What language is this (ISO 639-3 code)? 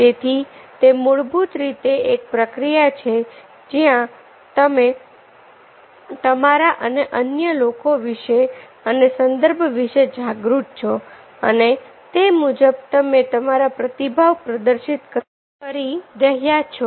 guj